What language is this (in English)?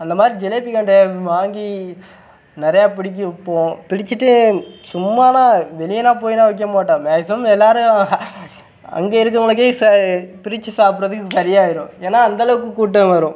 Tamil